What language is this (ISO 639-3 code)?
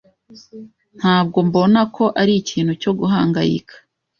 kin